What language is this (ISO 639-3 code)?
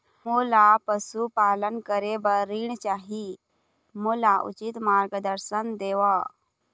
hne